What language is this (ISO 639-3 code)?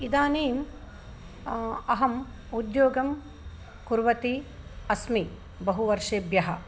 san